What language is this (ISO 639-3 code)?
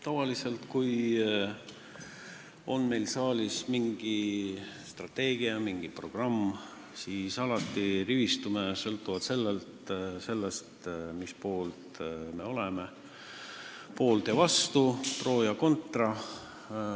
est